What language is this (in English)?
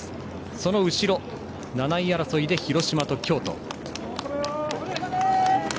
Japanese